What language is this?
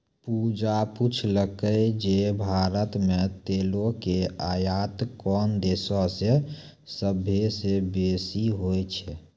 Maithili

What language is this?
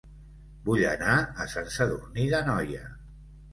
Catalan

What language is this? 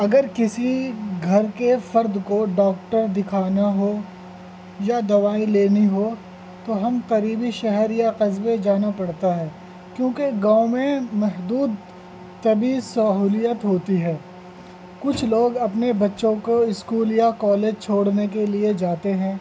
Urdu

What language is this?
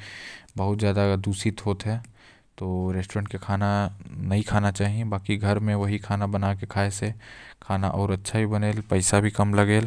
Korwa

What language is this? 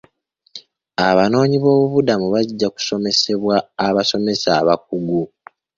Ganda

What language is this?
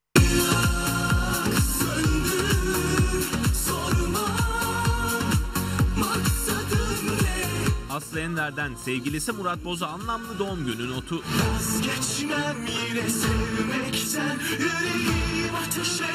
Turkish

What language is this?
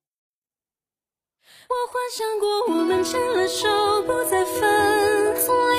Chinese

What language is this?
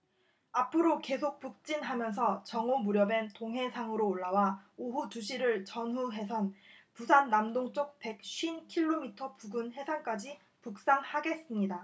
Korean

